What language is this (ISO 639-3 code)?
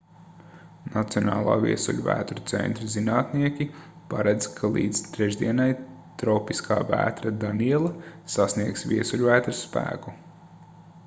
lav